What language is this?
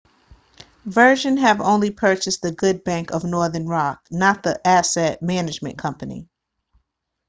English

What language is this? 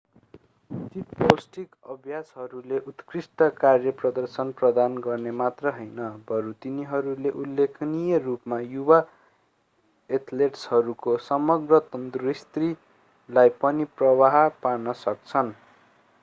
Nepali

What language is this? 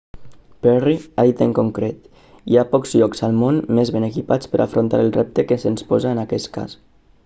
Catalan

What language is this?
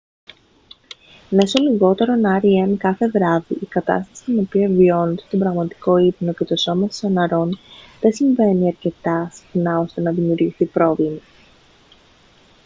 Greek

